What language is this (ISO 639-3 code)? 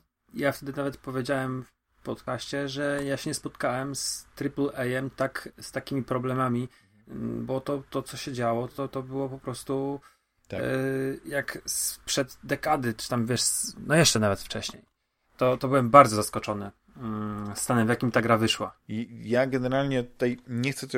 pol